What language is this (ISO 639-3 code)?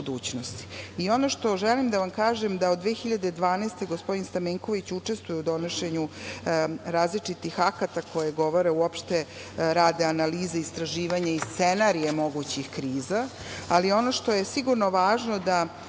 srp